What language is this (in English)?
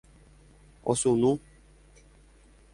Guarani